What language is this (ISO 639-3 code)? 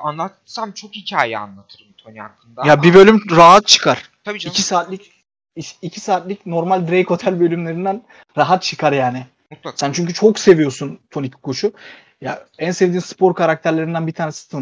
tur